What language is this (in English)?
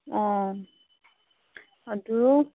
Manipuri